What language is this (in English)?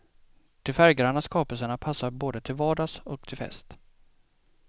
Swedish